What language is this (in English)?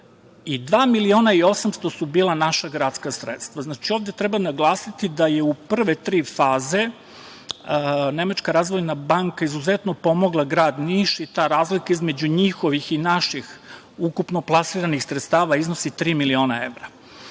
Serbian